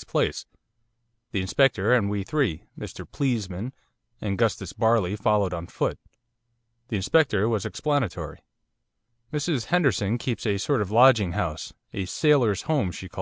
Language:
English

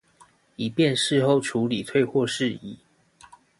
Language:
Chinese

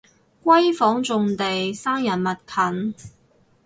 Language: Cantonese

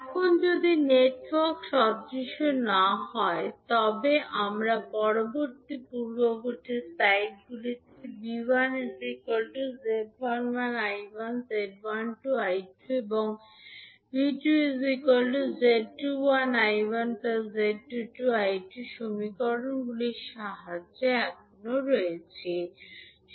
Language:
Bangla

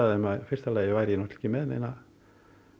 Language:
Icelandic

